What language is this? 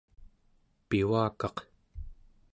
Central Yupik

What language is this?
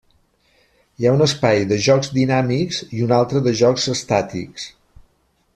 Catalan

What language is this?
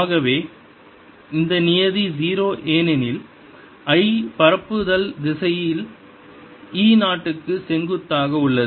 Tamil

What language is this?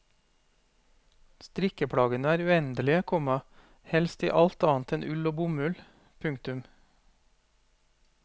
Norwegian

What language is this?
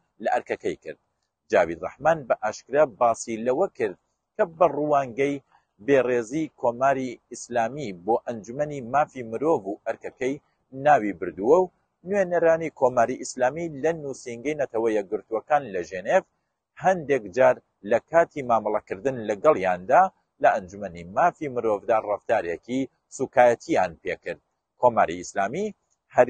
Persian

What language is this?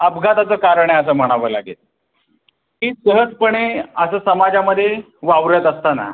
Marathi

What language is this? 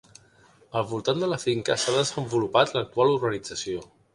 Catalan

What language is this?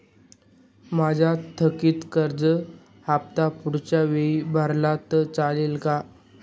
Marathi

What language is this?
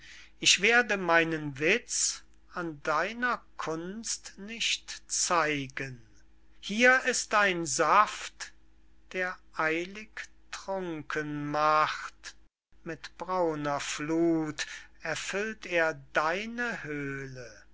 German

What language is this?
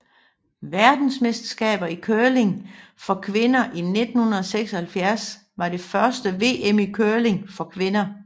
Danish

